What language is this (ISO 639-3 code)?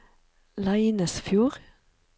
nor